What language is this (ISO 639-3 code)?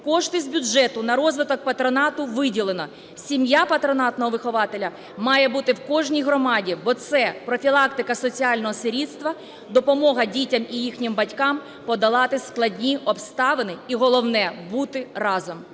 ukr